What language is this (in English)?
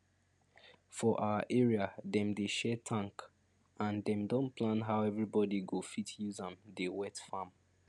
Nigerian Pidgin